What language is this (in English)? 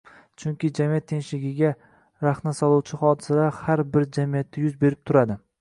Uzbek